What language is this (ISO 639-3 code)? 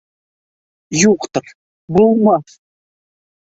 bak